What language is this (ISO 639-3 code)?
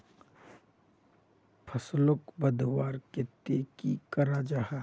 mag